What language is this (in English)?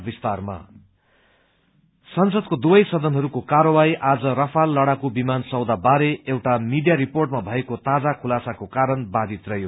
Nepali